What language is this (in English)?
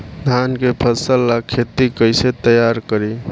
Bhojpuri